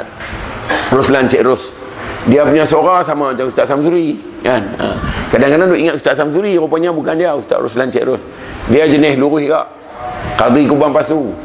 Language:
Malay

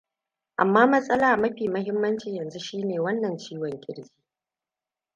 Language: Hausa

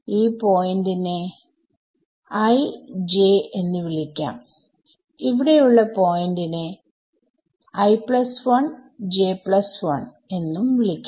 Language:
Malayalam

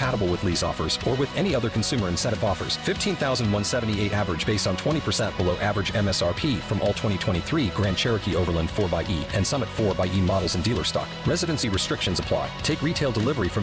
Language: Swedish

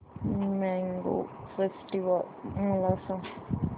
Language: Marathi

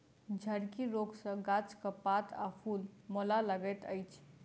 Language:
Maithili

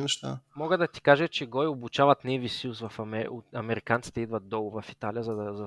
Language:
Bulgarian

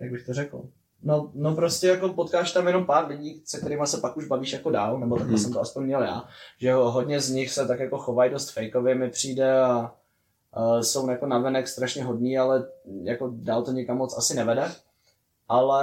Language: Czech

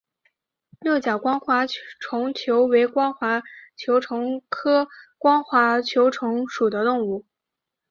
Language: Chinese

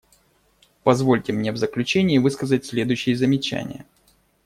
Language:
Russian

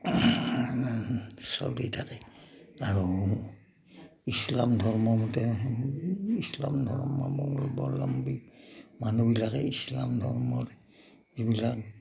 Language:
Assamese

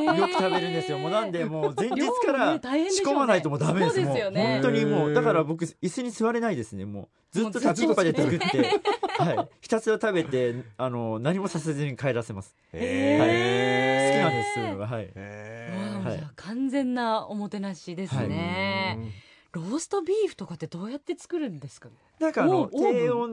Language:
Japanese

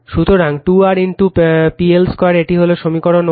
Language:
Bangla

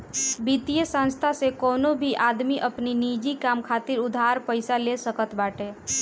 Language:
Bhojpuri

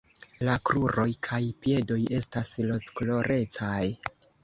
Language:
Esperanto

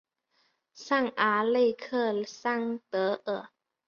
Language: Chinese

